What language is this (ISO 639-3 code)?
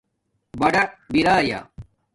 dmk